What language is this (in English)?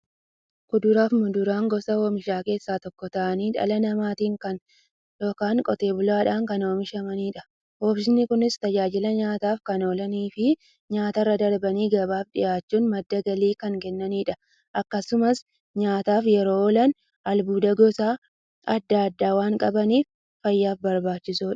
Oromo